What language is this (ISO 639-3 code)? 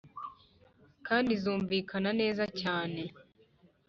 kin